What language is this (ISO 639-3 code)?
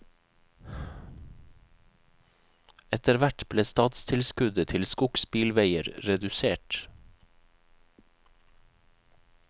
nor